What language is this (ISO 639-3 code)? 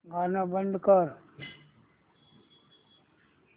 mar